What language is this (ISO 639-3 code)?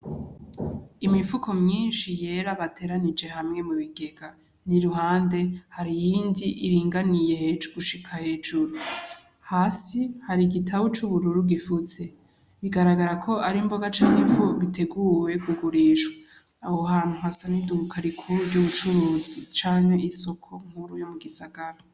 run